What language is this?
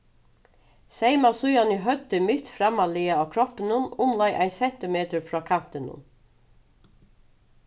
Faroese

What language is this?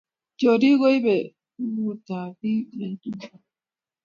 Kalenjin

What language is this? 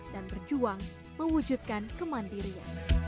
Indonesian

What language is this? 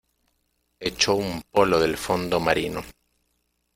Spanish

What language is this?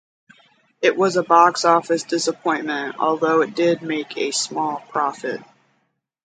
English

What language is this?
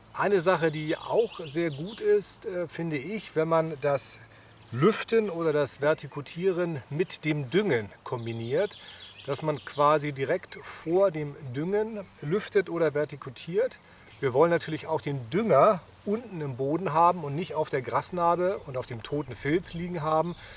German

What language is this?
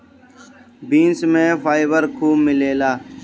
Bhojpuri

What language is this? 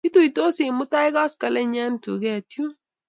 Kalenjin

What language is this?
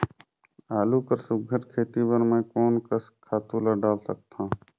Chhattisgarhi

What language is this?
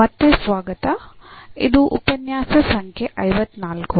Kannada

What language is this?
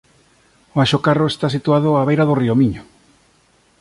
Galician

